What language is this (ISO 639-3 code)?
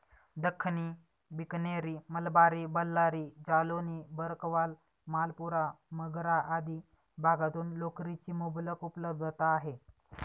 mar